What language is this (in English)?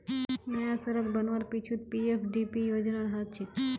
Magahi